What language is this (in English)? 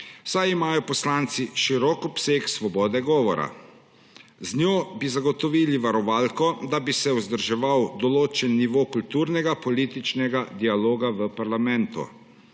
Slovenian